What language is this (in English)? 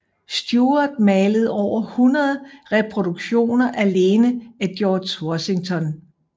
Danish